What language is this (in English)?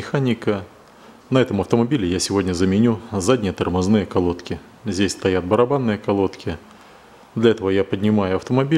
Russian